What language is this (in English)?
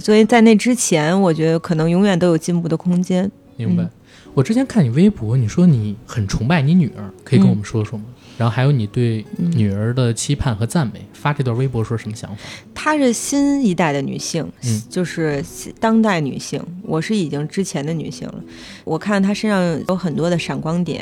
Chinese